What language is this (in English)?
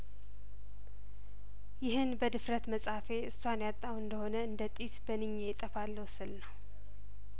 Amharic